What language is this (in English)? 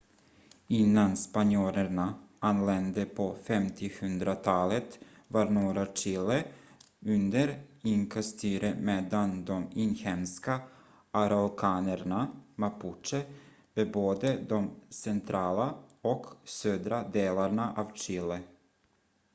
Swedish